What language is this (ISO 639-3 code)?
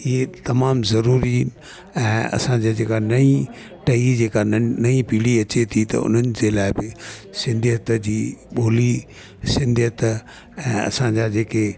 snd